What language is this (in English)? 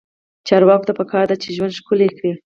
Pashto